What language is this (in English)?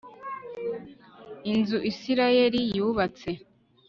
Kinyarwanda